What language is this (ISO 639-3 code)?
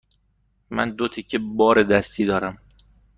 fas